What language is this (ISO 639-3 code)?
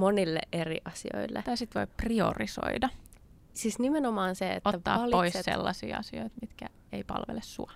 fin